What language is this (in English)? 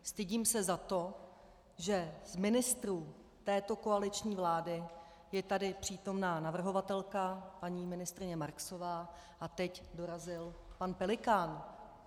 Czech